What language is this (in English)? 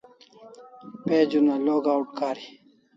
Kalasha